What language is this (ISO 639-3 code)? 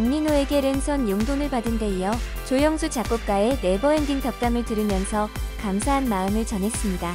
kor